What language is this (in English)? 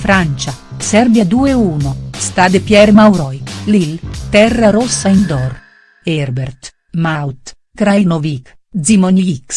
Italian